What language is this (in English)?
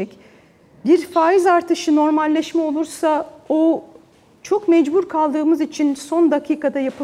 Turkish